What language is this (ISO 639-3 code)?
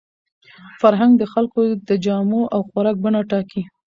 pus